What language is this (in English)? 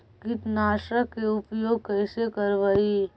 Magahi